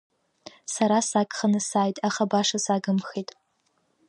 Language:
Abkhazian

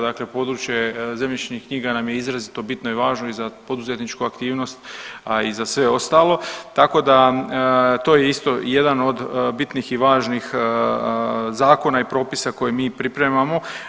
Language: Croatian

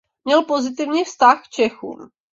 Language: Czech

